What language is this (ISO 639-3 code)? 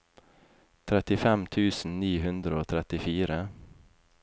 nor